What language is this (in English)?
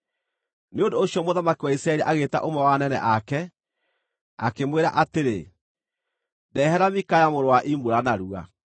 Kikuyu